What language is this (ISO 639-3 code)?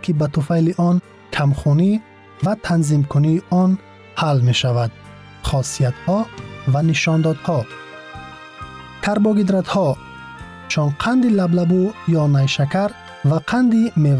fas